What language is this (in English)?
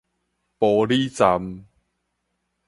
Min Nan Chinese